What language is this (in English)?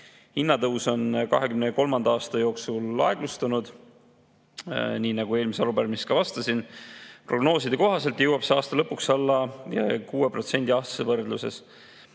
Estonian